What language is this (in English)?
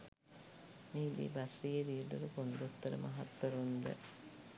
Sinhala